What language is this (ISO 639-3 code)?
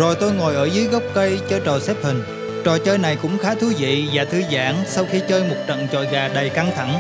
vie